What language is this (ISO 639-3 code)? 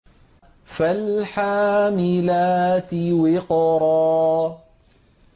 ara